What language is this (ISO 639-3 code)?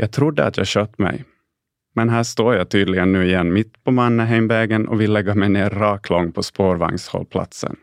swe